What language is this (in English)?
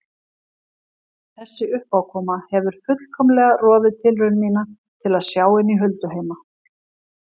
Icelandic